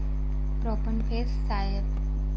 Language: Marathi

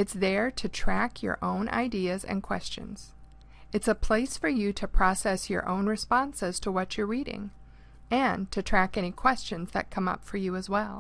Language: English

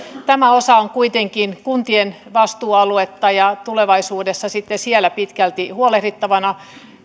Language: Finnish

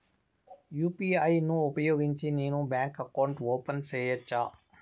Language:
Telugu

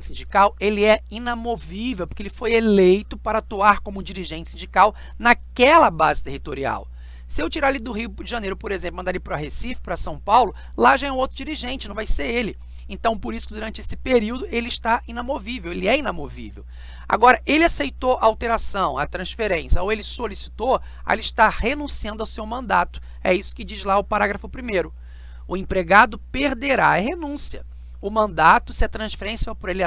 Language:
Portuguese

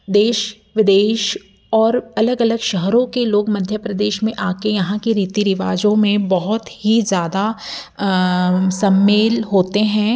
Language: Hindi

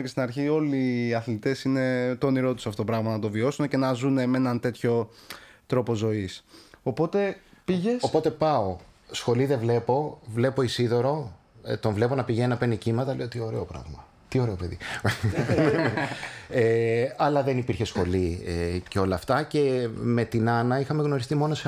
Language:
Greek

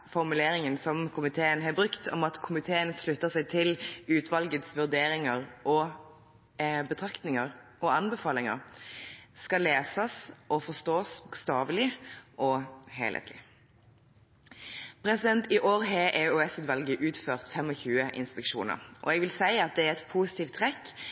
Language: Norwegian Bokmål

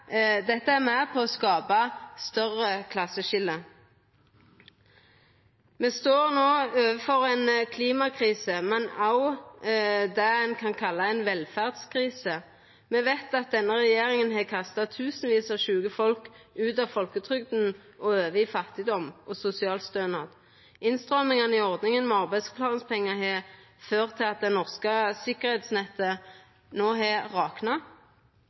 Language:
Norwegian Nynorsk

